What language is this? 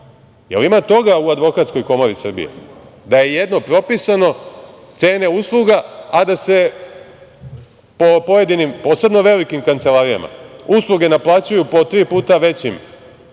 Serbian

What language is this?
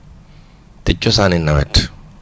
Wolof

